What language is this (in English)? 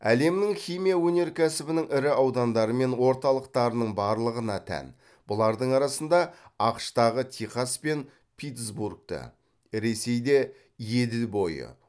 Kazakh